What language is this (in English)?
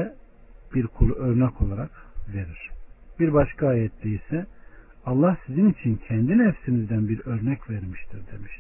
Turkish